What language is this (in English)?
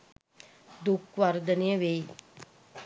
Sinhala